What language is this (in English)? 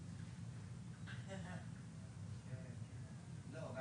Hebrew